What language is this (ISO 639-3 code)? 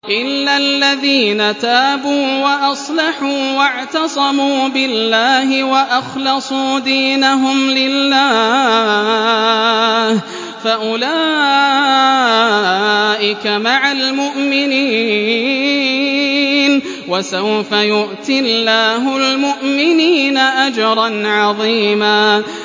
ara